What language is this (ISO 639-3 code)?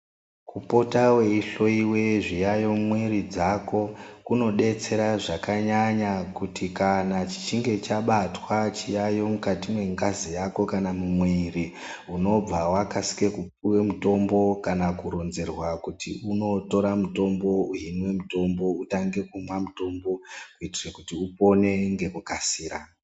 ndc